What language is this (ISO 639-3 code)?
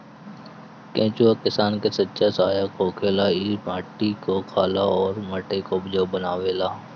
bho